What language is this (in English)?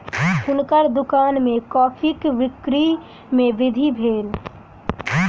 Maithili